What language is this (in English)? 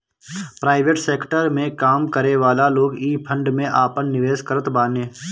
Bhojpuri